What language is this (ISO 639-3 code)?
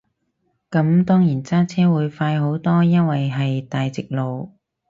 yue